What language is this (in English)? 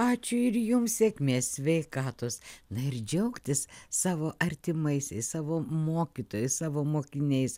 Lithuanian